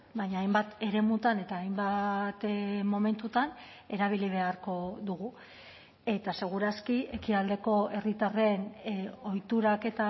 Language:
Basque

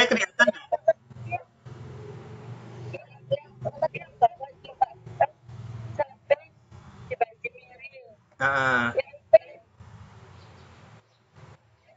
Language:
Indonesian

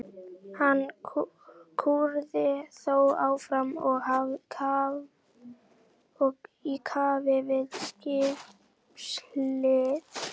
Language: Icelandic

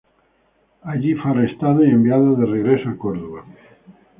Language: Spanish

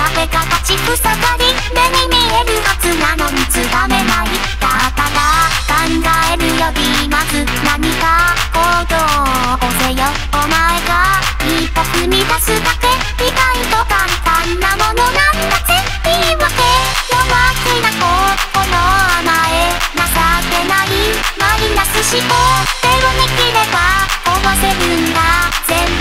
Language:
Japanese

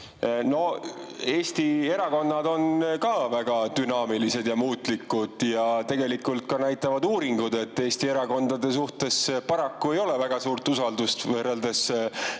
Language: Estonian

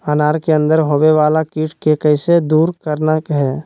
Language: Magahi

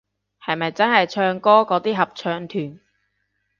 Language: Cantonese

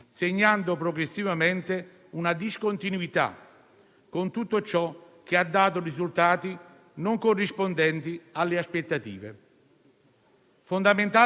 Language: Italian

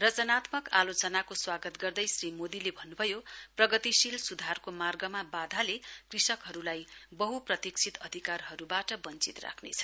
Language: Nepali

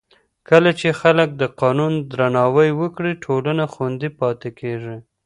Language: Pashto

